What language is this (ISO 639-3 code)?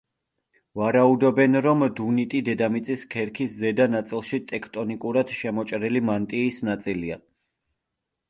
kat